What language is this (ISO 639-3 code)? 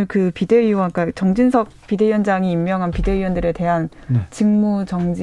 kor